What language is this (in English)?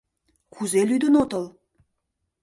Mari